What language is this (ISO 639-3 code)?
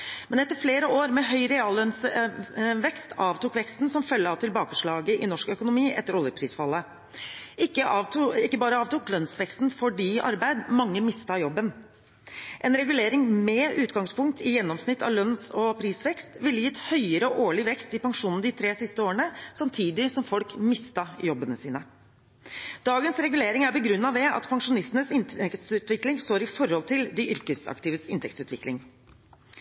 nob